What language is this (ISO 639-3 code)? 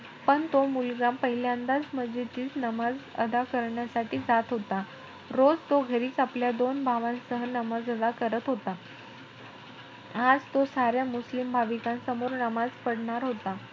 mar